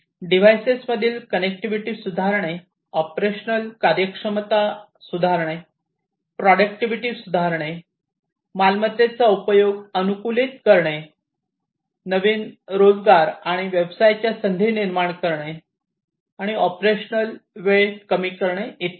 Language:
Marathi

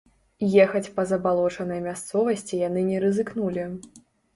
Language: Belarusian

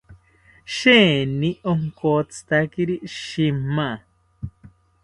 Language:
South Ucayali Ashéninka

